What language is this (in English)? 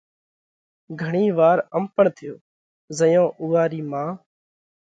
Parkari Koli